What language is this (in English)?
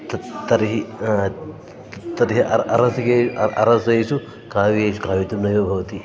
Sanskrit